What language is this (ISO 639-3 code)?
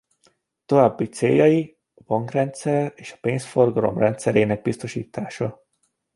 hun